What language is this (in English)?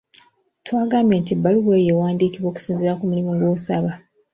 Ganda